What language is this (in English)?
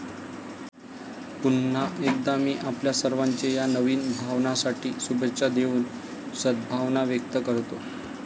Marathi